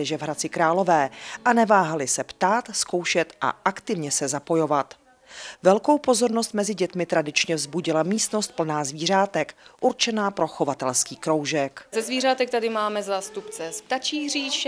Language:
Czech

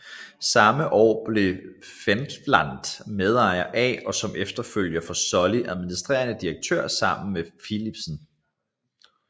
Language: Danish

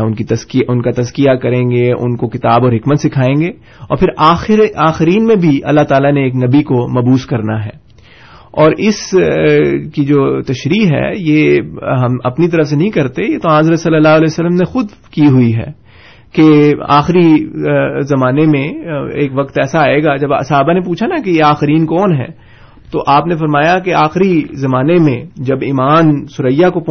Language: Urdu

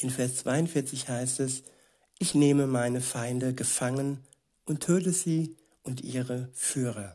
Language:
German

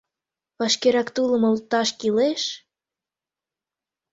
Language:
Mari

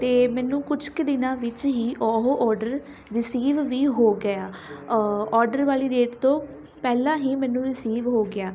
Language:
Punjabi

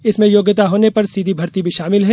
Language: Hindi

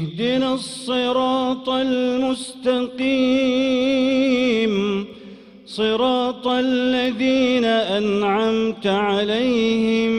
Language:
Arabic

